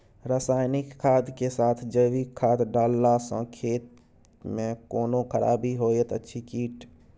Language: Maithili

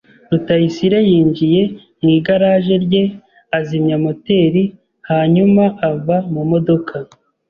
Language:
Kinyarwanda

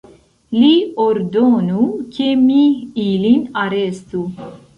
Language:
Esperanto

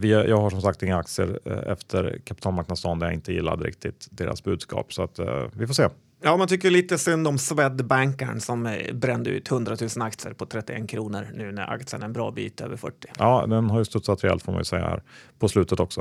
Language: Swedish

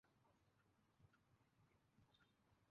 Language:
Bangla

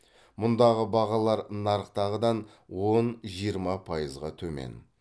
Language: Kazakh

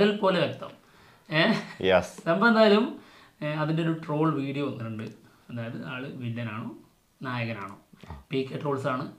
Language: Malayalam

